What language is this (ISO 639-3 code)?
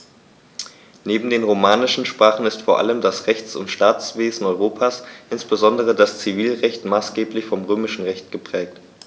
deu